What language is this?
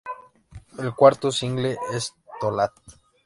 Spanish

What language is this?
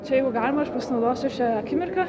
Lithuanian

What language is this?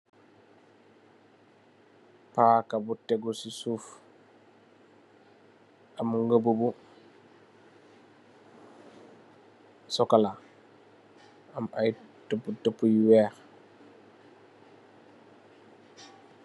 Wolof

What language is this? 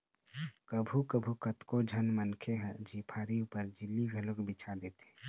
Chhattisgarhi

